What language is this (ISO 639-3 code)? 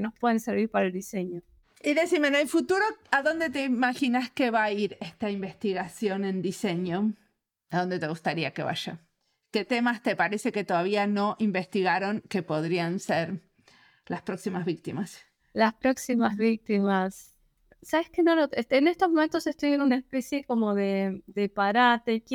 spa